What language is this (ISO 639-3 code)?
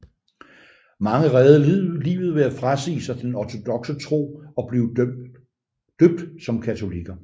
dan